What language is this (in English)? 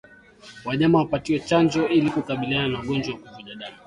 Swahili